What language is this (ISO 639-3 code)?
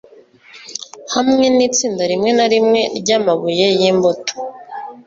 kin